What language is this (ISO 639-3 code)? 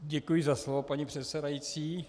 ces